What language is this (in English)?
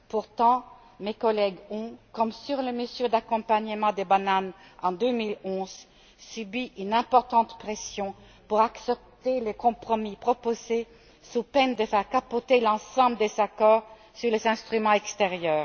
French